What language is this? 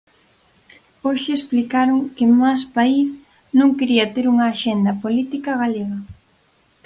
Galician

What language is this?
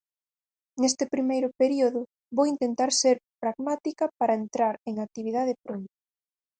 Galician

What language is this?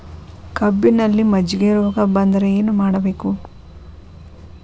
Kannada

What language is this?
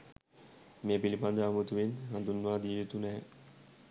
Sinhala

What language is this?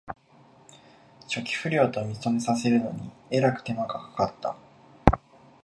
Japanese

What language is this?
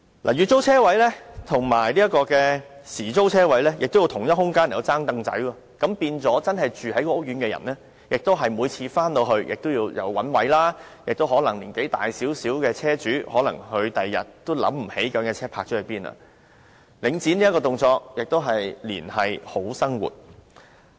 Cantonese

